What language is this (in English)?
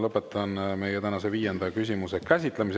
Estonian